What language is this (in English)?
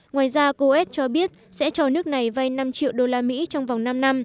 Vietnamese